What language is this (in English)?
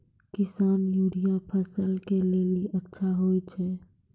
Maithili